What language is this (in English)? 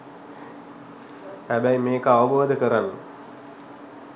Sinhala